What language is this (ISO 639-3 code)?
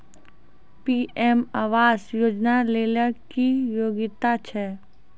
mai